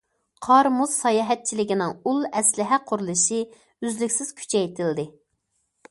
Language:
Uyghur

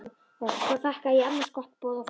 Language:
Icelandic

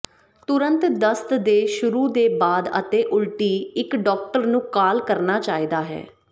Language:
Punjabi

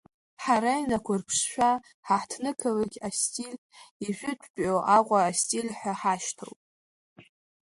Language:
Abkhazian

